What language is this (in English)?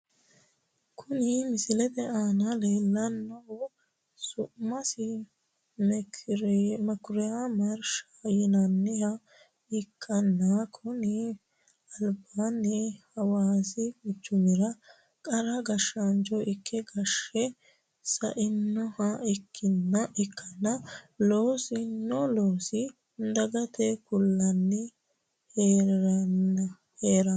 Sidamo